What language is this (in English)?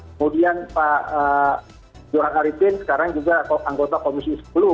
Indonesian